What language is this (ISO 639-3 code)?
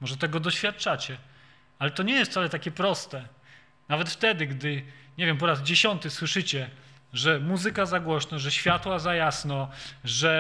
pol